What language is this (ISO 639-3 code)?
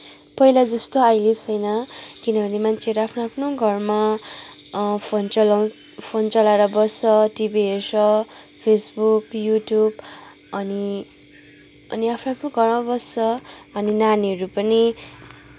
nep